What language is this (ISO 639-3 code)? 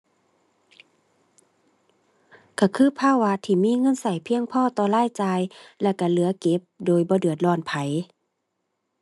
tha